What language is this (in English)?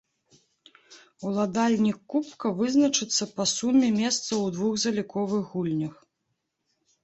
Belarusian